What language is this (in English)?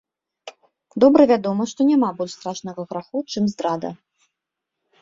Belarusian